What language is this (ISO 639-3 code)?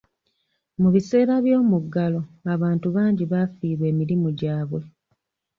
lug